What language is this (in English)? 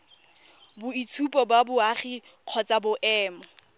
Tswana